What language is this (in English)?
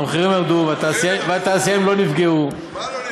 Hebrew